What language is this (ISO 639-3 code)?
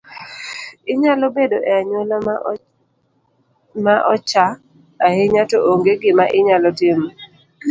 luo